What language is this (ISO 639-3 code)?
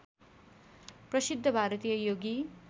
nep